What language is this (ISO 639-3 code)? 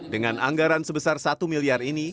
ind